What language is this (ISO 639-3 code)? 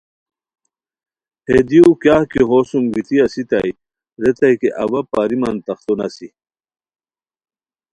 khw